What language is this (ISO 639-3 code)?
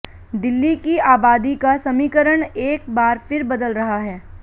hin